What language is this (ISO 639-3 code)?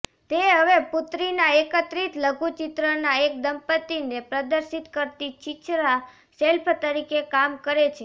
guj